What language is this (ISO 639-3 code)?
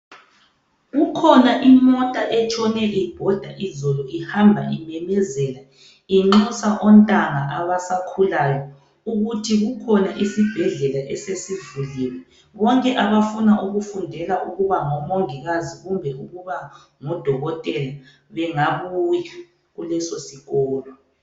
nde